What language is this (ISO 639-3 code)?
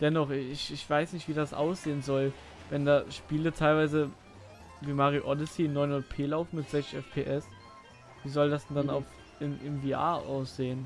deu